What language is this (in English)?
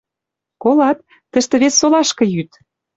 Western Mari